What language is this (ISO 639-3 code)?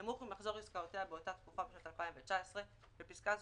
heb